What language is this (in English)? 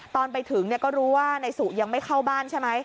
Thai